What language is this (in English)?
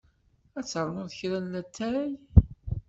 Kabyle